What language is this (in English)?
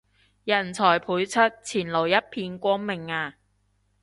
Cantonese